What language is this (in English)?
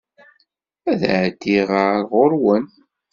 Kabyle